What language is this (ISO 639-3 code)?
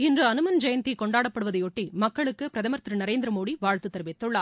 tam